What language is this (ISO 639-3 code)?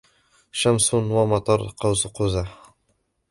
ara